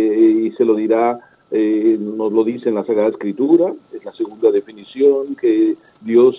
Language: Spanish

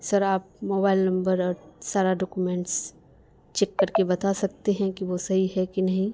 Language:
Urdu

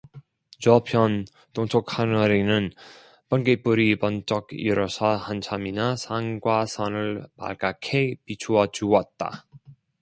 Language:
Korean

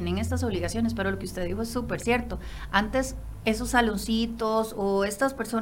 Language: Spanish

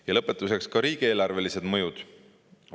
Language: Estonian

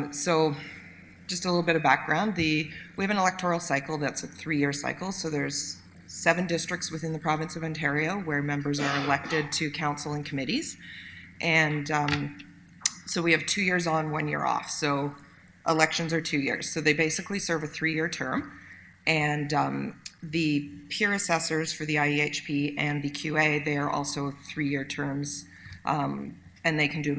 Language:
English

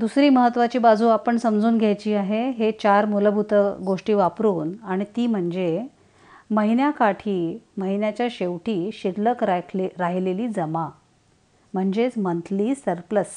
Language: Marathi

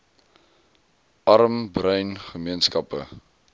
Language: Afrikaans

